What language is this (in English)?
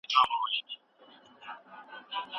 Pashto